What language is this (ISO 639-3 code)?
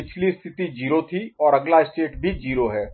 hin